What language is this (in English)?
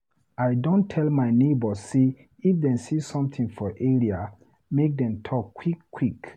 Nigerian Pidgin